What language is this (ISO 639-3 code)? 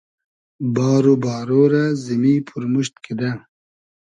haz